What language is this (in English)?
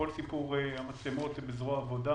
Hebrew